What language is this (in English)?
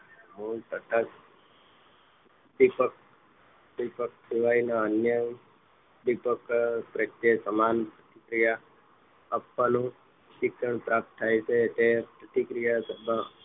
Gujarati